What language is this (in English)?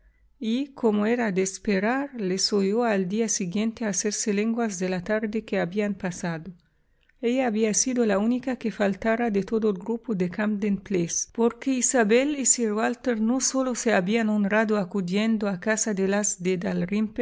Spanish